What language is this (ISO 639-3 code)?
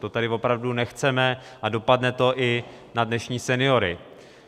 ces